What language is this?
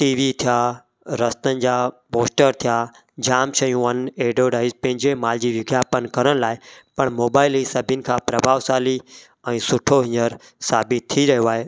Sindhi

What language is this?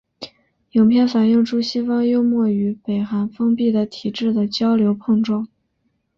Chinese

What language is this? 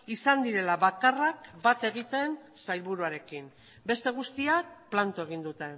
Basque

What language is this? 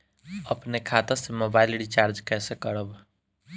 Bhojpuri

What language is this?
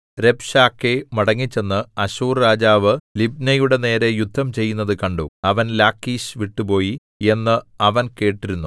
Malayalam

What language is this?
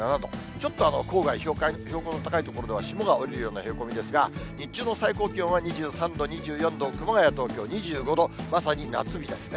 Japanese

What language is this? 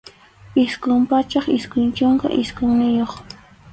Arequipa-La Unión Quechua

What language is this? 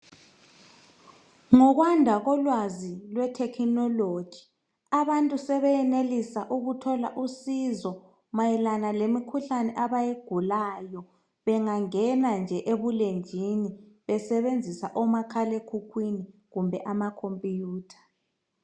North Ndebele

